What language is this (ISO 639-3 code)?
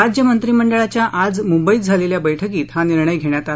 mar